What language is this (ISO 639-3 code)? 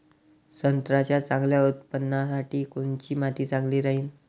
mar